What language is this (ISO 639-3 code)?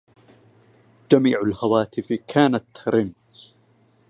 ara